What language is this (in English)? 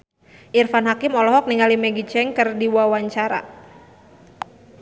Sundanese